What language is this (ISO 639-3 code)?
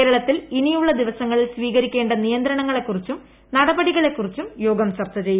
mal